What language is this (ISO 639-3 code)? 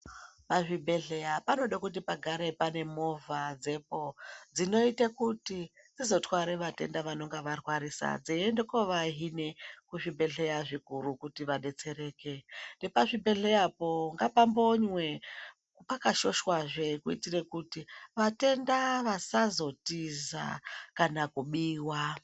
ndc